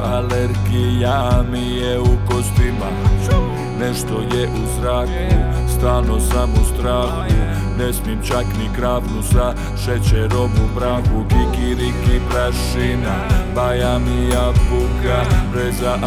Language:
Croatian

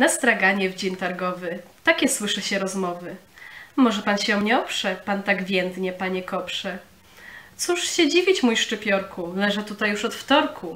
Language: Polish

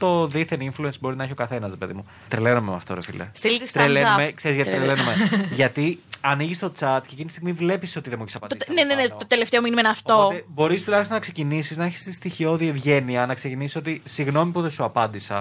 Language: Greek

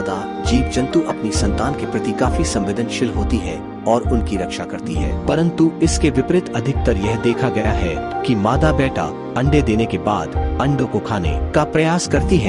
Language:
Hindi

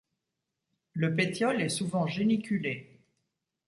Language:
French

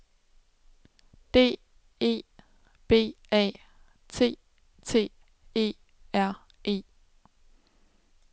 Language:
Danish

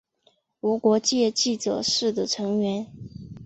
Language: Chinese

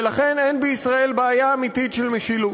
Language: Hebrew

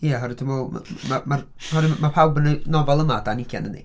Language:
Welsh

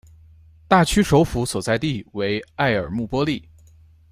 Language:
Chinese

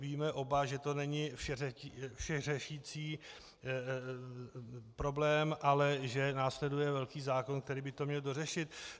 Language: Czech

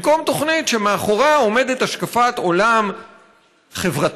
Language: Hebrew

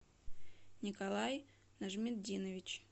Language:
Russian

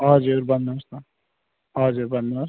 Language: Nepali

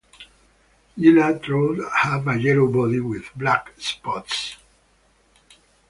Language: English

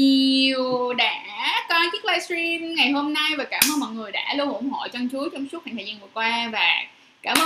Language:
Vietnamese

